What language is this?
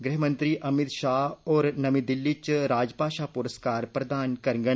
Dogri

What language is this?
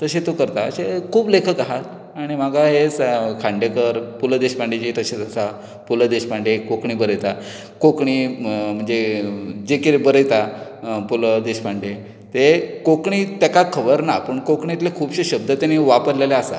Konkani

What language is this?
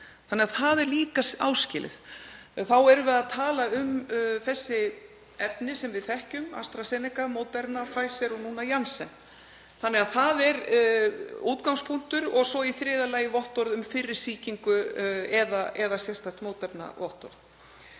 Icelandic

